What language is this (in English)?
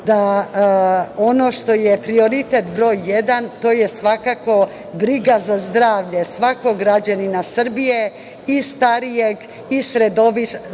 Serbian